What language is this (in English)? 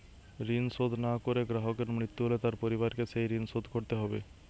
Bangla